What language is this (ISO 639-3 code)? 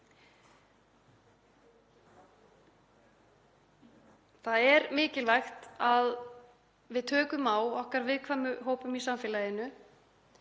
isl